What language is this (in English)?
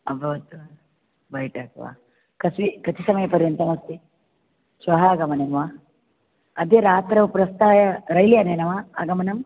Sanskrit